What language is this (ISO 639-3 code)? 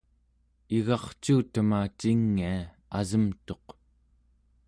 esu